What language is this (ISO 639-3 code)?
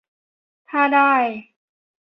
tha